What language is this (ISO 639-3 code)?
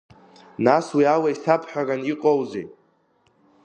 abk